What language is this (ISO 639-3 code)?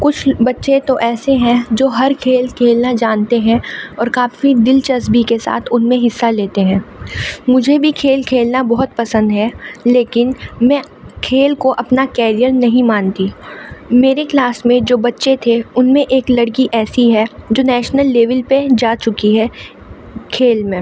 urd